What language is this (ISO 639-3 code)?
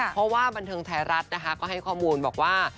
tha